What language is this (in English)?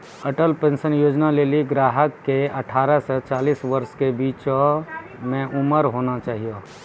Maithili